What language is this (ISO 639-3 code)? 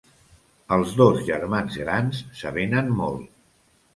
cat